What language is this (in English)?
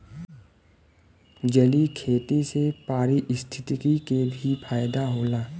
Bhojpuri